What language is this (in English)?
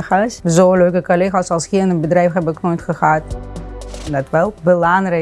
Dutch